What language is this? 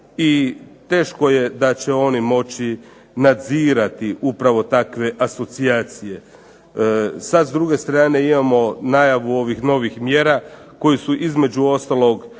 Croatian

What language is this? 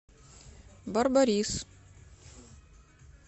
Russian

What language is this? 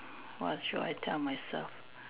English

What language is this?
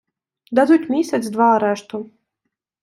Ukrainian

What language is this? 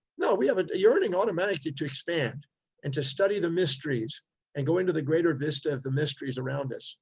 English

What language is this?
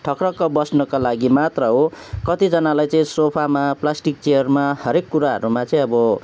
Nepali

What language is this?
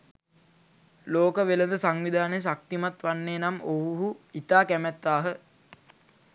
Sinhala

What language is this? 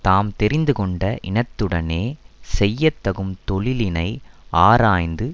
Tamil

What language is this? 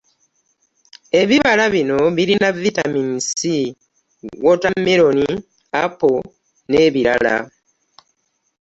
Ganda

